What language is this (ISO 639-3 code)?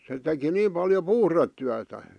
fin